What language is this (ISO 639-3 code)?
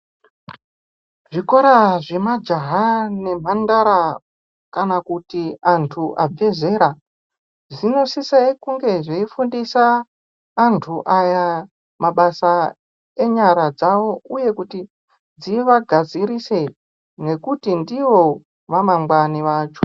ndc